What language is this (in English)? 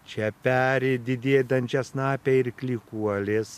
Lithuanian